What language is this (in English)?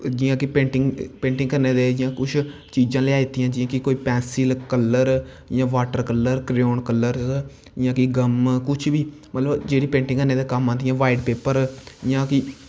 Dogri